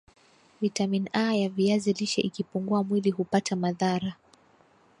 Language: Swahili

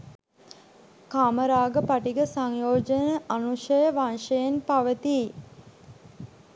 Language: Sinhala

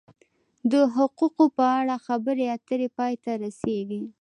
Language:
Pashto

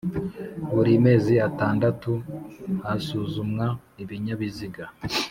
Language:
Kinyarwanda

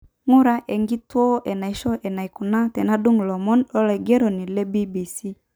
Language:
Masai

